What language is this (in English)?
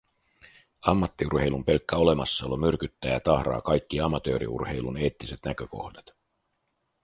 Finnish